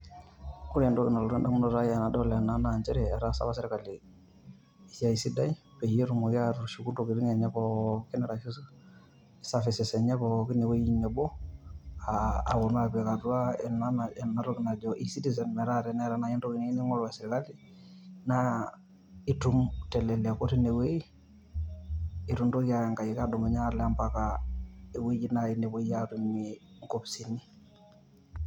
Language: Masai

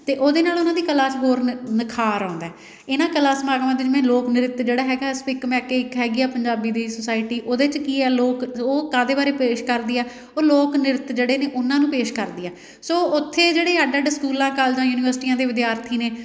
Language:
Punjabi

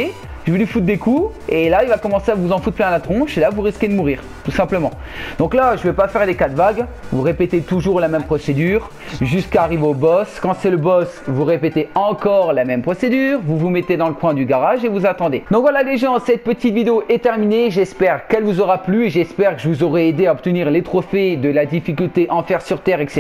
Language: French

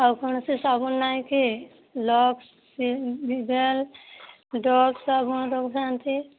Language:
Odia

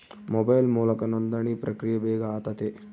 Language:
Kannada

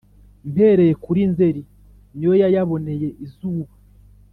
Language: Kinyarwanda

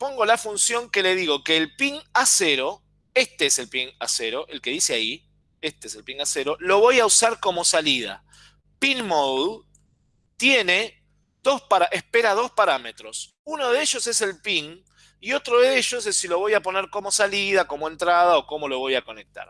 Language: Spanish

